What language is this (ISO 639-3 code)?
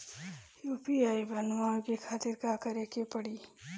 bho